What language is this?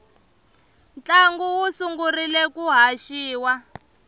Tsonga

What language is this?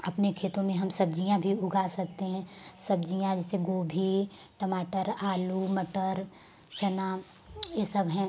Hindi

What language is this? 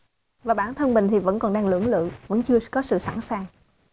Vietnamese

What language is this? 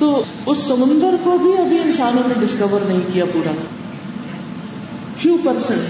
Urdu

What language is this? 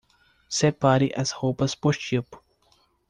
Portuguese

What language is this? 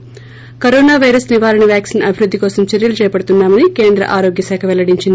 Telugu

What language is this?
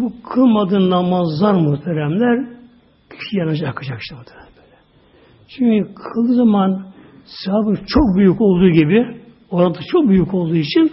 Turkish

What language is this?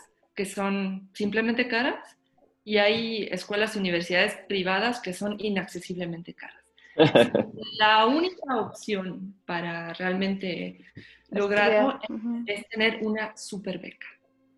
Spanish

